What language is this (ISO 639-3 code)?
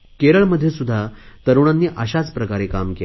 mar